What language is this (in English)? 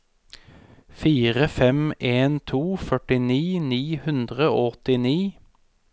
Norwegian